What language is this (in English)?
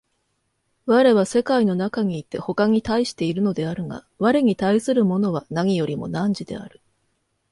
Japanese